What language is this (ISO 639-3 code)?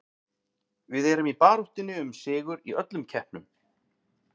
isl